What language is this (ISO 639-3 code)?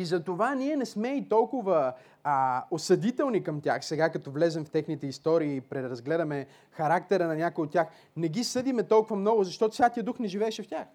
bul